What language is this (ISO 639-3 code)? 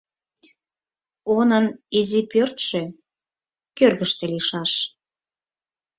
chm